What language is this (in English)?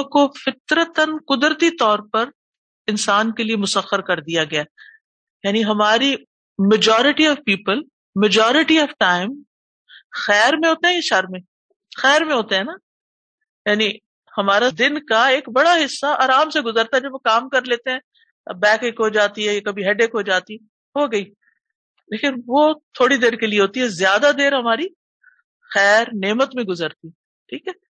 Urdu